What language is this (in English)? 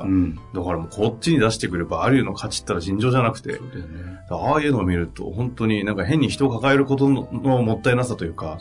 Japanese